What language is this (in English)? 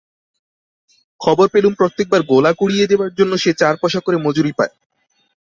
Bangla